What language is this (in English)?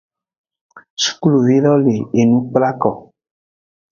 Aja (Benin)